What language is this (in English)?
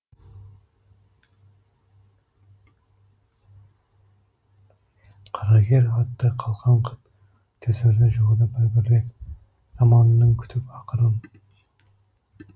Kazakh